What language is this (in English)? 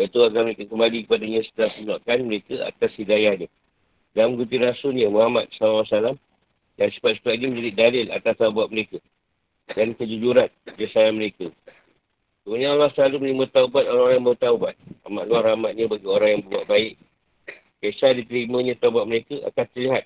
Malay